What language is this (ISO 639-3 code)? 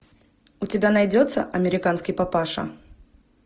rus